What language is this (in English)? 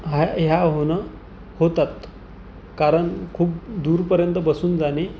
Marathi